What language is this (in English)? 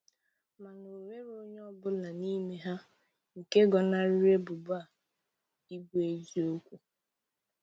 Igbo